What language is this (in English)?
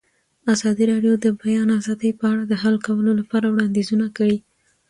Pashto